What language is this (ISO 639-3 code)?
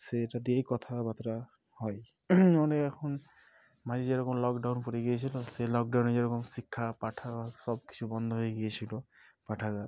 ben